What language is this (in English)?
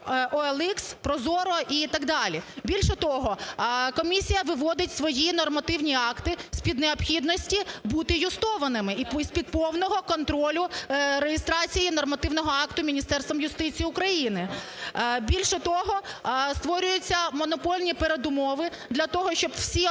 Ukrainian